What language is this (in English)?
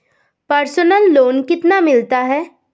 Hindi